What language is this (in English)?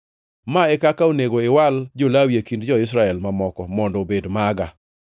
Luo (Kenya and Tanzania)